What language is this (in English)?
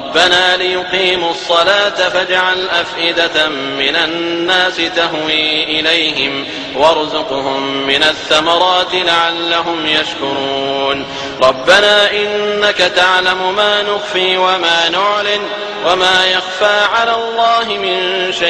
Arabic